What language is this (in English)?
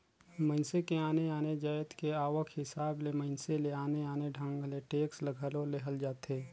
Chhattisgarhi